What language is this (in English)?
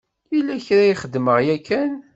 Kabyle